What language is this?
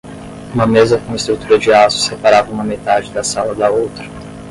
Portuguese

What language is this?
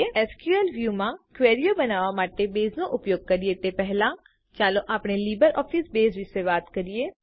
Gujarati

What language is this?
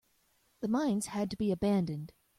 English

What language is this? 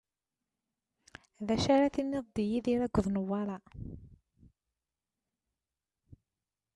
Kabyle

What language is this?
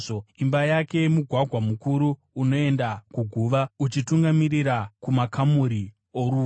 Shona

